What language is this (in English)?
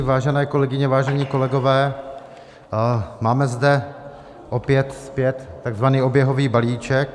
Czech